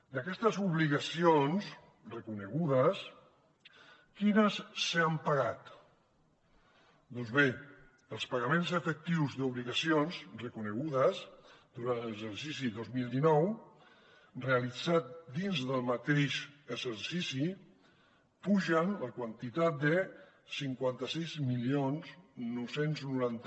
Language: Catalan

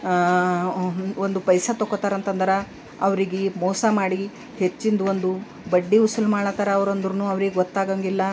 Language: Kannada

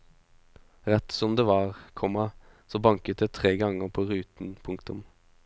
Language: Norwegian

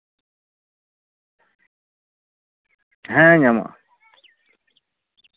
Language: Santali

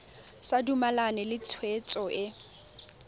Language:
Tswana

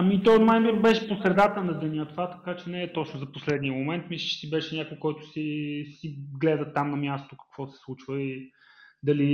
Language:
Bulgarian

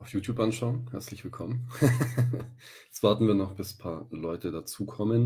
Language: German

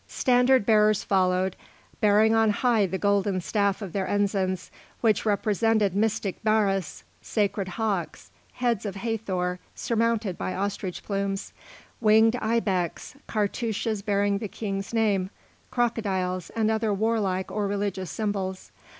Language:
English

